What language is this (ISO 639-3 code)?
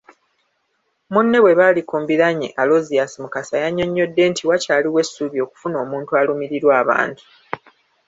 lug